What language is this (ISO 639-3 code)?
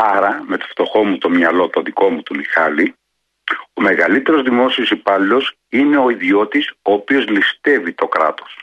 ell